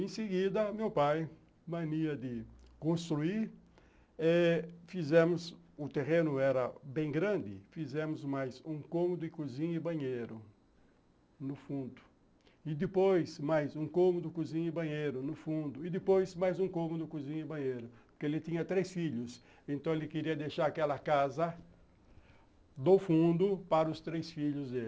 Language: Portuguese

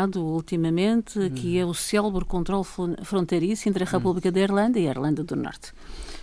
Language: Portuguese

